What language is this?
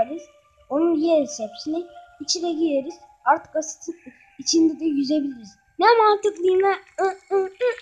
Turkish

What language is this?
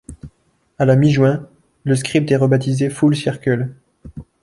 French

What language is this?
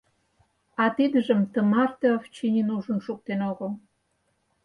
Mari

